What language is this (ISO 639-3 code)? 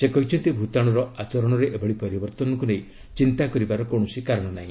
ori